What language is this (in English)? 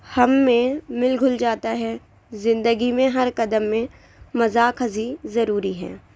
Urdu